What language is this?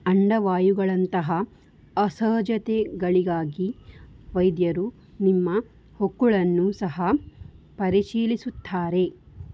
Kannada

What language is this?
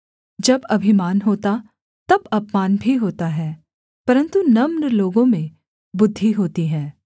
Hindi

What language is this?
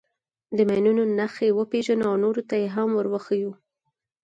Pashto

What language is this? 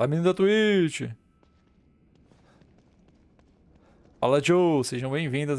Portuguese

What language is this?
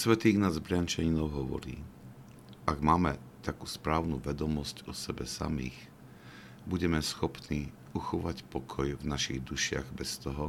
Slovak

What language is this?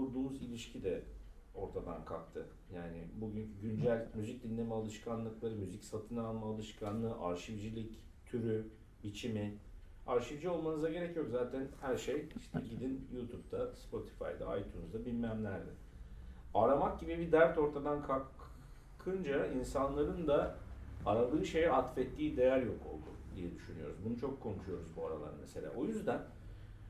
Turkish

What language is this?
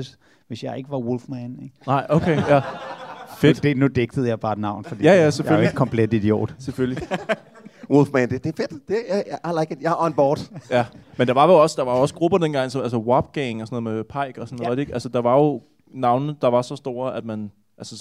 Danish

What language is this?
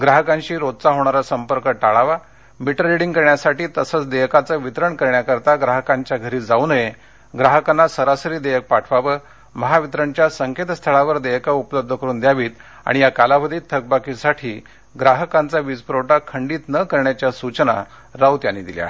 Marathi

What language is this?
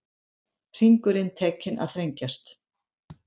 Icelandic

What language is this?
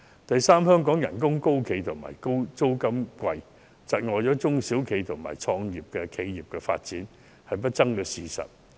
Cantonese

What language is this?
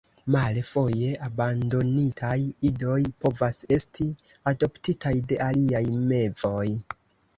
Esperanto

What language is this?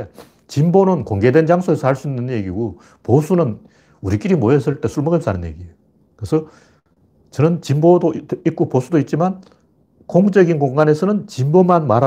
Korean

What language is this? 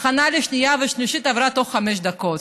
Hebrew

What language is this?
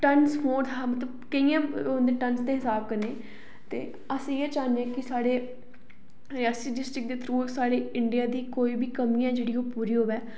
Dogri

